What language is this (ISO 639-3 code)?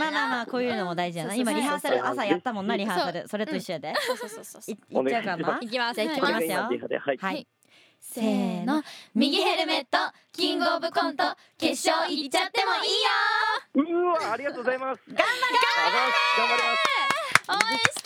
jpn